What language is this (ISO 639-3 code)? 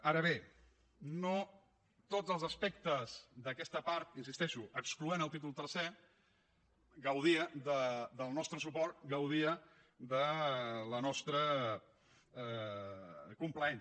cat